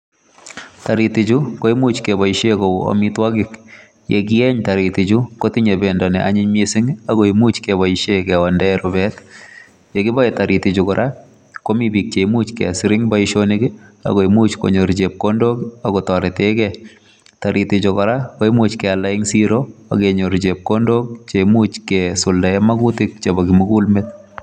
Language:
Kalenjin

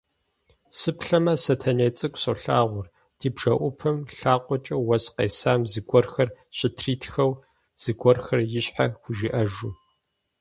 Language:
Kabardian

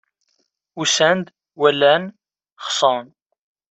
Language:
Kabyle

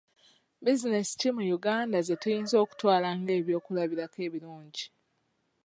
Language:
Ganda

